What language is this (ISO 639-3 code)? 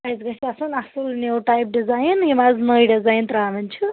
kas